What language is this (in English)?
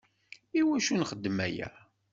Kabyle